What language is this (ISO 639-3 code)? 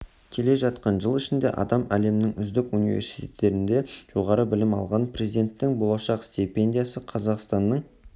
kaz